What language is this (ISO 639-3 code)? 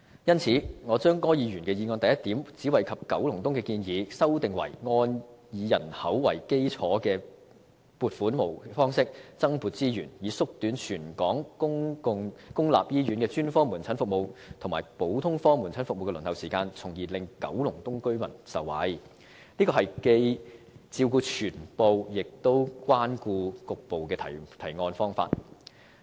yue